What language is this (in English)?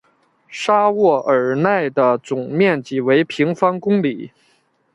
Chinese